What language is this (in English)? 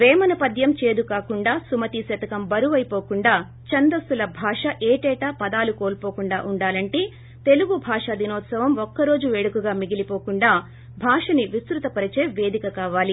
Telugu